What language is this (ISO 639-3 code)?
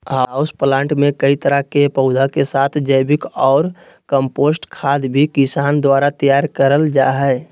mag